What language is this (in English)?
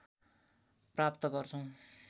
Nepali